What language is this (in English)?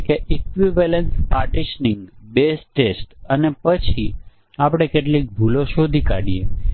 Gujarati